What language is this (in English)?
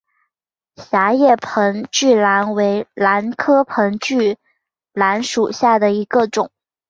Chinese